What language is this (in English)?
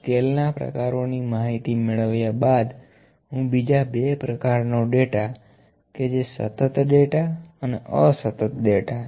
Gujarati